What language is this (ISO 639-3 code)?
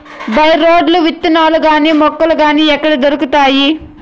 tel